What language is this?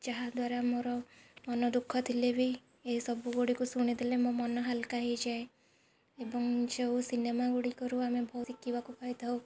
Odia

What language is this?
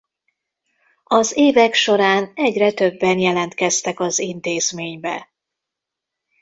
Hungarian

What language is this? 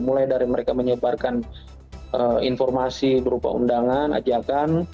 Indonesian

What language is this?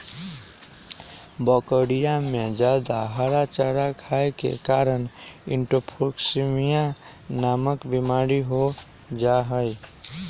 Magahi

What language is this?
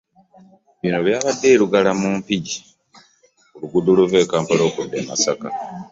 Ganda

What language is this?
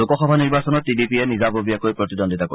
Assamese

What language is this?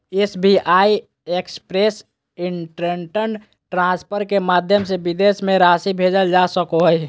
Magahi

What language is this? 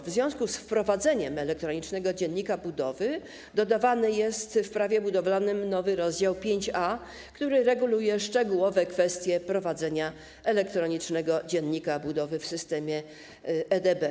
Polish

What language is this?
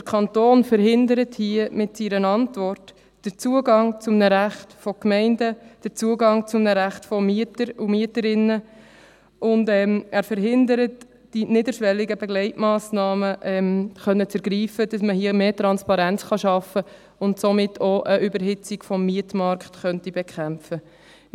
Swiss German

